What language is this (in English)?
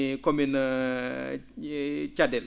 Fula